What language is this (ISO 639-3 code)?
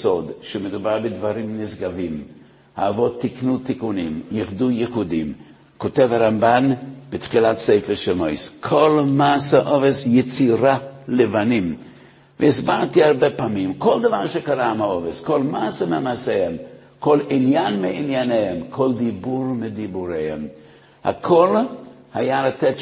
heb